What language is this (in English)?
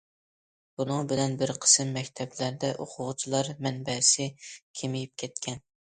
Uyghur